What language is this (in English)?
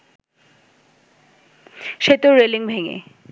Bangla